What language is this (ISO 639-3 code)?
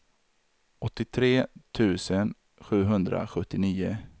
swe